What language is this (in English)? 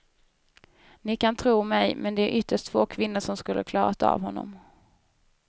Swedish